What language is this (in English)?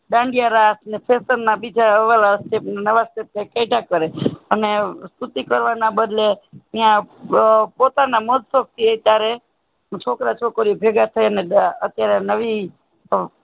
Gujarati